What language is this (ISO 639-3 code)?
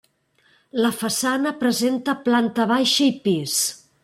cat